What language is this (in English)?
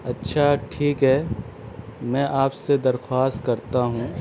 Urdu